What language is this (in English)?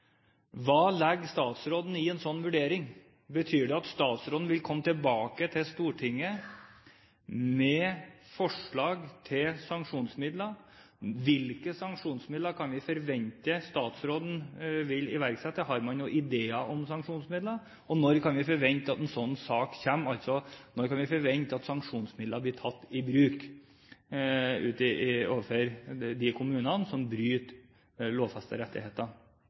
Norwegian Bokmål